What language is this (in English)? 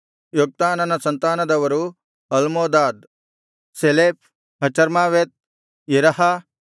Kannada